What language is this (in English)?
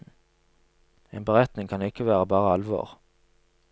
Norwegian